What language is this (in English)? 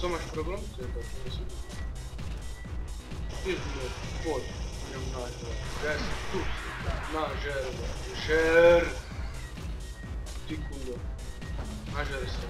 Czech